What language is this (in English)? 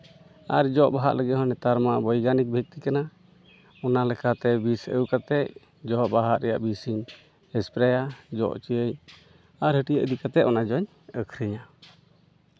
Santali